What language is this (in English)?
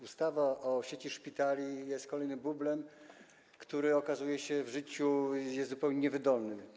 Polish